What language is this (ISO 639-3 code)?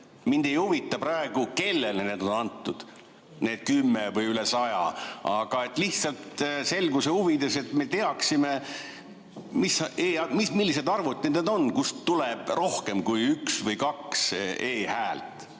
est